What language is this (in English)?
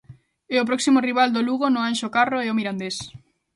Galician